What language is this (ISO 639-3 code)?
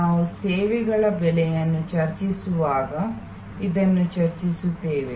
kan